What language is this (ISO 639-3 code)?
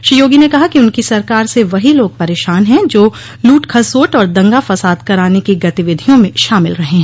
hin